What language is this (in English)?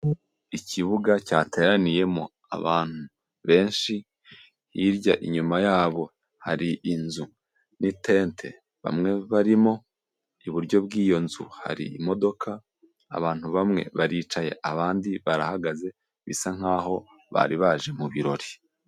Kinyarwanda